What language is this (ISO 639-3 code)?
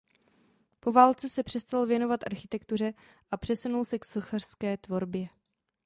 ces